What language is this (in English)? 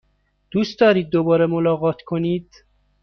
Persian